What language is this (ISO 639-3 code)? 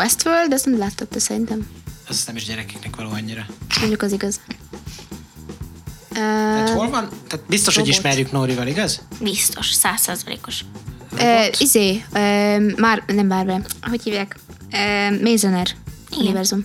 hun